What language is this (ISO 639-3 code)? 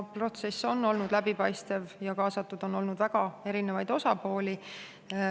est